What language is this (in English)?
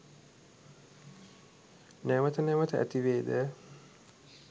Sinhala